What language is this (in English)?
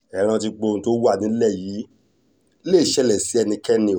Yoruba